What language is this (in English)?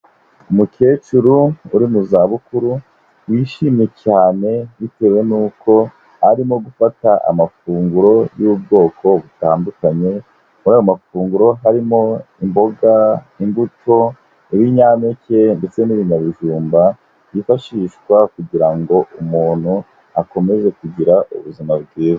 Kinyarwanda